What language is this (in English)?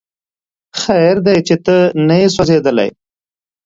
Pashto